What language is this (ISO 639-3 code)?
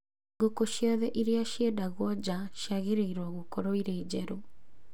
kik